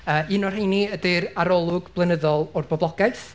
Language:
Welsh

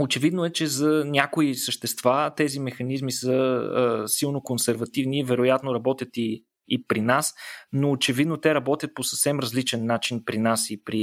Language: Bulgarian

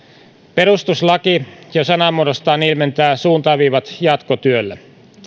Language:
Finnish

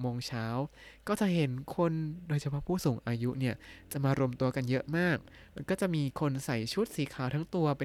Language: Thai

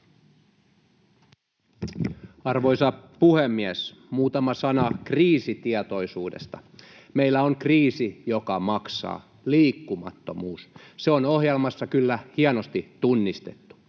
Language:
Finnish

